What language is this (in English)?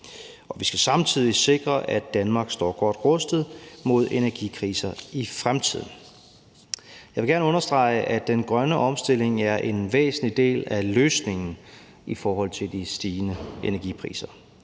Danish